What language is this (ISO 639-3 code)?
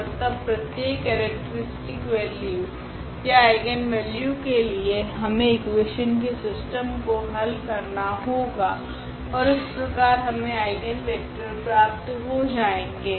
hin